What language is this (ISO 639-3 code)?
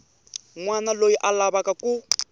tso